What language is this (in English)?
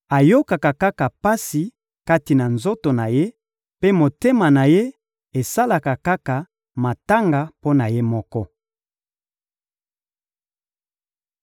Lingala